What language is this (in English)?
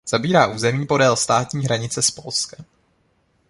Czech